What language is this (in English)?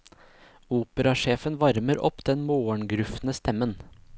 Norwegian